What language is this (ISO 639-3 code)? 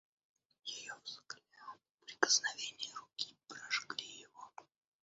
rus